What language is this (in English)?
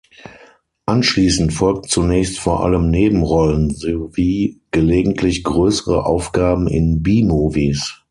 German